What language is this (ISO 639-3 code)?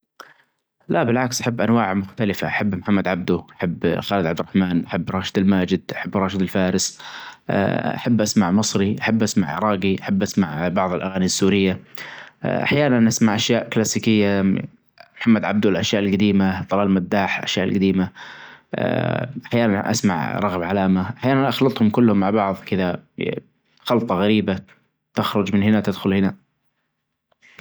ars